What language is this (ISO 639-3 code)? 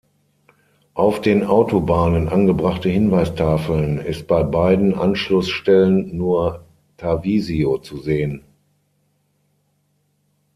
deu